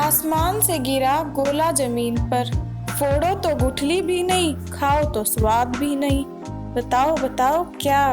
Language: Hindi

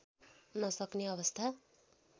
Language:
Nepali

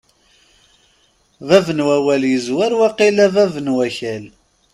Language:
Kabyle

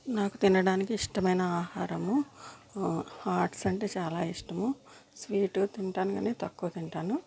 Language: Telugu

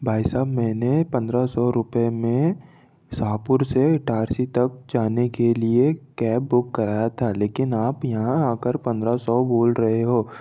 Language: Hindi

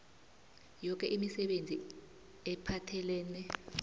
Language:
South Ndebele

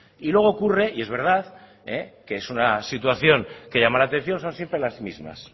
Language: Spanish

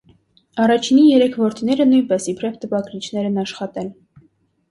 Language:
Armenian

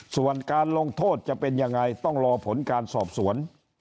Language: Thai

